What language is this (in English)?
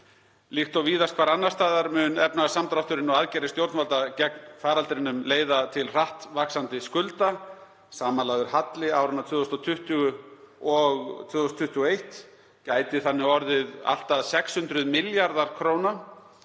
Icelandic